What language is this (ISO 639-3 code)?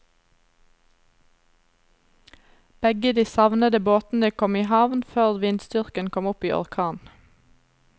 nor